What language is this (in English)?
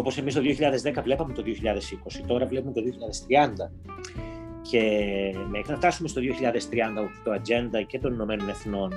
Greek